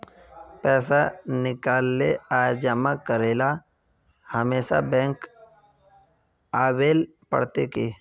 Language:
Magahi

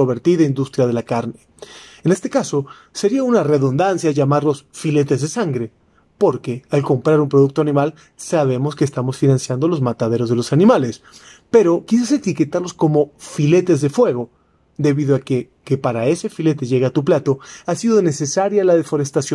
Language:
Spanish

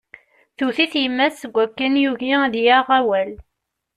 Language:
Kabyle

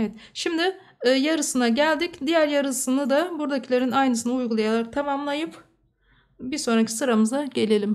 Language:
Turkish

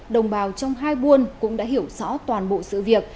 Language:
Vietnamese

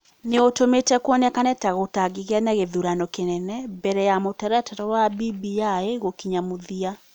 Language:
Kikuyu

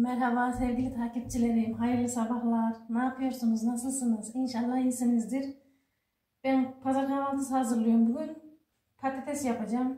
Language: Turkish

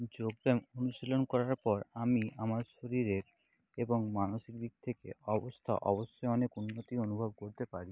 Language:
Bangla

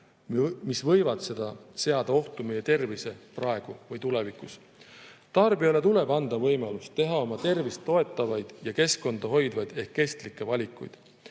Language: Estonian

